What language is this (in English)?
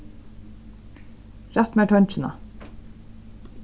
Faroese